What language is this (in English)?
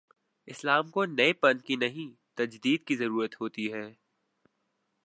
Urdu